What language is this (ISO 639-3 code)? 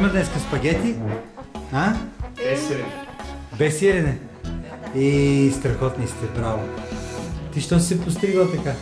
bul